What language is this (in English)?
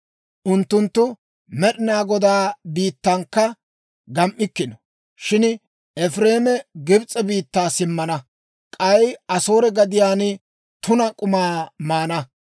Dawro